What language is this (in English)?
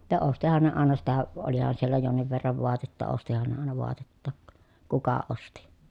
Finnish